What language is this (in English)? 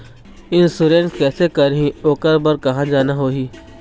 Chhattisgarhi